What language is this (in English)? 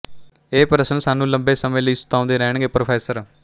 Punjabi